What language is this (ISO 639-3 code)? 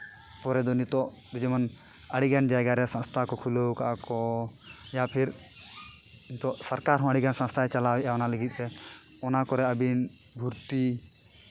sat